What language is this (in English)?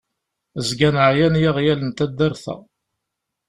Kabyle